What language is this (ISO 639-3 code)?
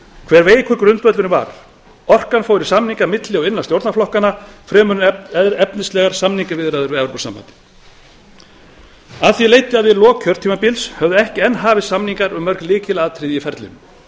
isl